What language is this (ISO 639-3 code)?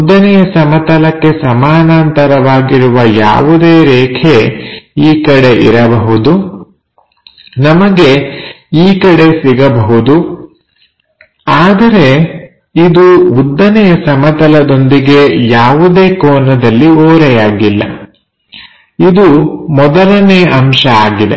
kan